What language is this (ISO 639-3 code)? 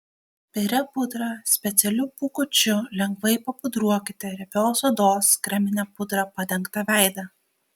lit